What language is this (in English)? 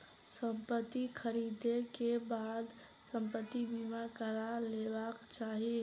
Maithili